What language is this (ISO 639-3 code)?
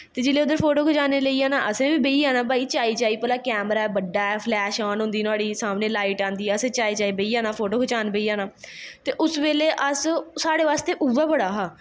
doi